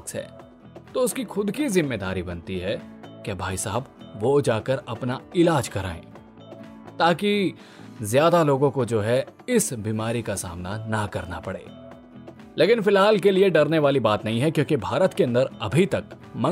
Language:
Hindi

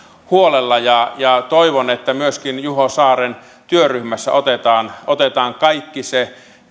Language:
Finnish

